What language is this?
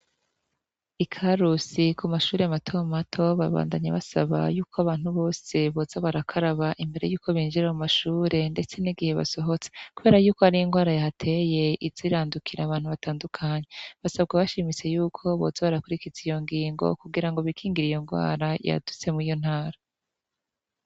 Rundi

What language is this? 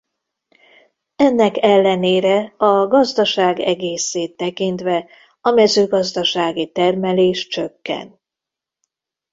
Hungarian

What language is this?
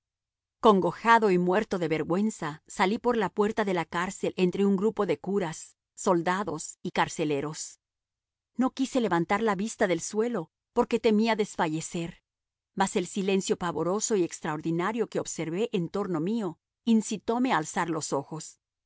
Spanish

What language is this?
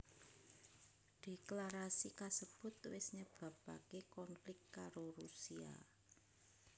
Javanese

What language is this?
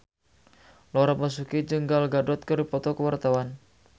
Sundanese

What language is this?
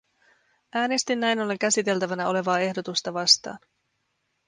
Finnish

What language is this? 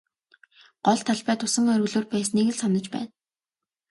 Mongolian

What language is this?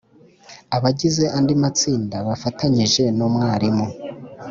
Kinyarwanda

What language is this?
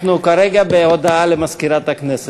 Hebrew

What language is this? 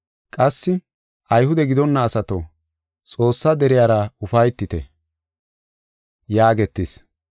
Gofa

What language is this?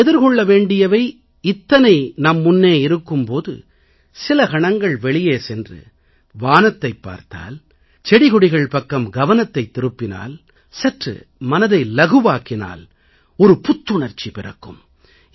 Tamil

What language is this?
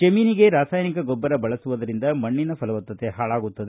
Kannada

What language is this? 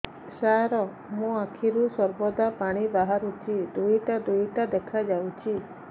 Odia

